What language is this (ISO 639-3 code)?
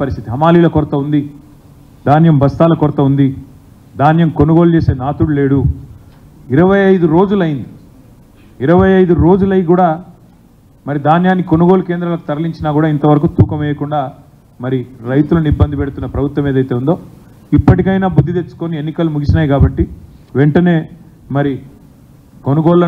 tel